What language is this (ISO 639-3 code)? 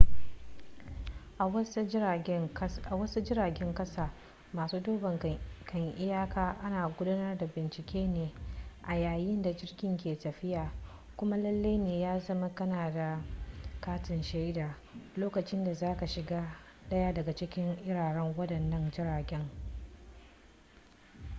hau